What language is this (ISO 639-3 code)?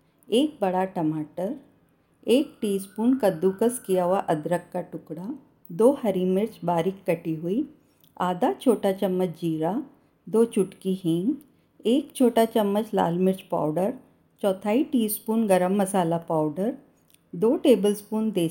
hin